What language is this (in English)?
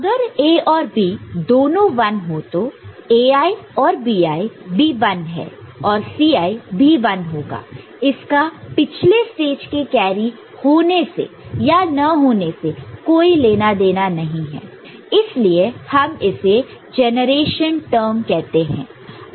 Hindi